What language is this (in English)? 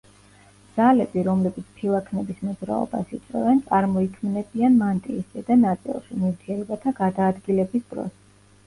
Georgian